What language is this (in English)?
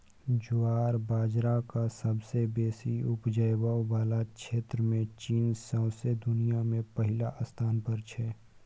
Maithili